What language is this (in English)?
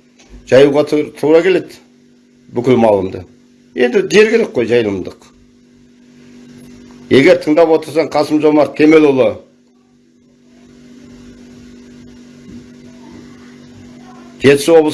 Turkish